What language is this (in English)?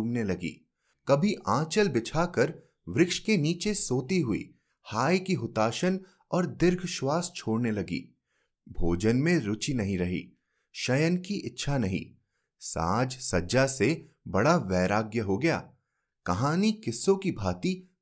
Hindi